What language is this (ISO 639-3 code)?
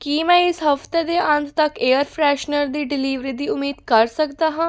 pan